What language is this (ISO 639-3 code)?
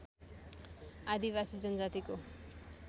nep